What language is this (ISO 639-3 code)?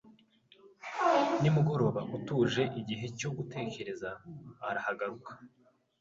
kin